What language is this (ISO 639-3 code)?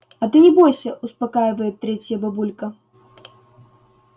rus